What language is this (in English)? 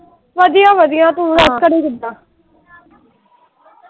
Punjabi